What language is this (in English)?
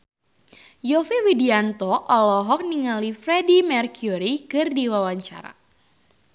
Sundanese